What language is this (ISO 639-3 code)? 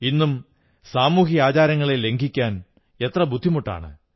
mal